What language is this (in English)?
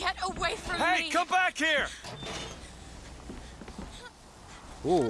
Turkish